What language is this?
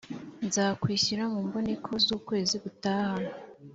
Kinyarwanda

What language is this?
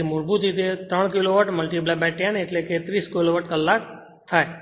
Gujarati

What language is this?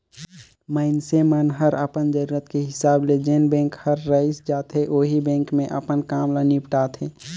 Chhattisgarhi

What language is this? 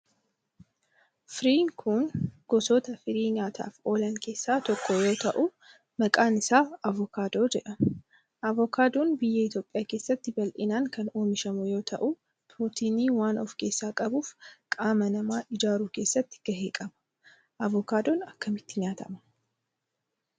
Oromo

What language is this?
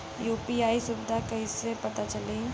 Bhojpuri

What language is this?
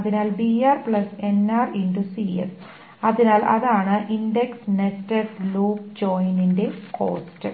Malayalam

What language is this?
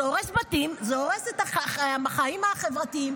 Hebrew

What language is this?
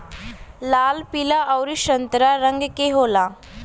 Bhojpuri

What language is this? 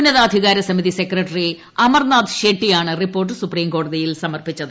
Malayalam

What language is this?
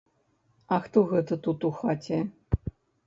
Belarusian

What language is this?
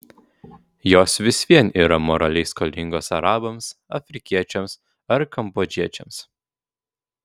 Lithuanian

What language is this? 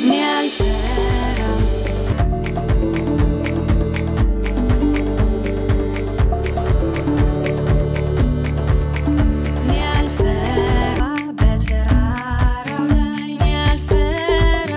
Arabic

